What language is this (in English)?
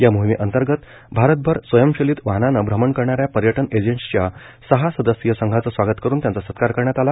Marathi